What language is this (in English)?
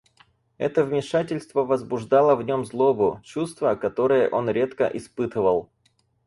Russian